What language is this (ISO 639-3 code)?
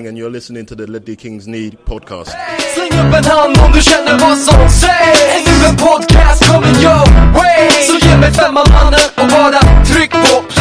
swe